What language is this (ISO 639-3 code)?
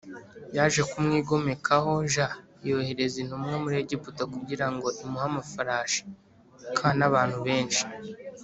kin